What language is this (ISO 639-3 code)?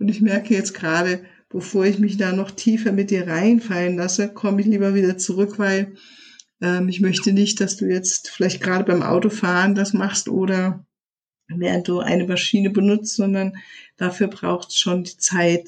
deu